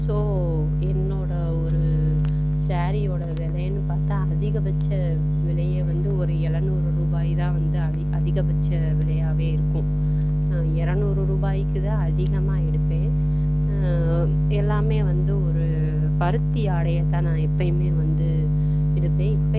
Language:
Tamil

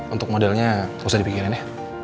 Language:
Indonesian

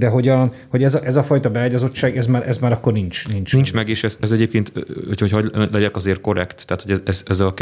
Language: Hungarian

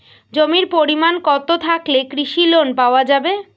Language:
Bangla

